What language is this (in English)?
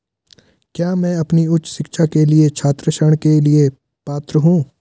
Hindi